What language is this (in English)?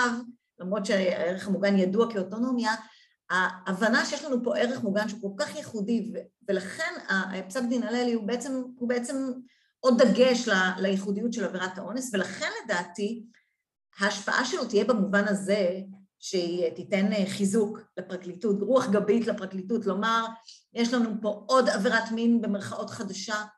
Hebrew